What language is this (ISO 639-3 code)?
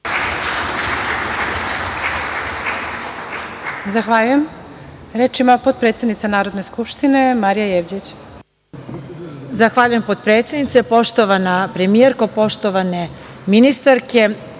srp